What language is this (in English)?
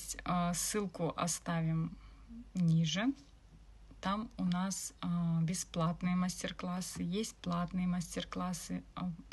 Russian